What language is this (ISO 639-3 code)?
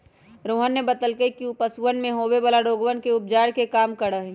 mag